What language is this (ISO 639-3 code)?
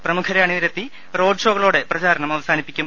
mal